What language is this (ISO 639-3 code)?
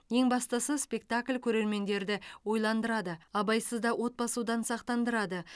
kaz